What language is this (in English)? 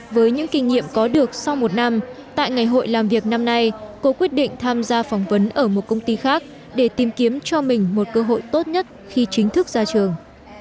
Vietnamese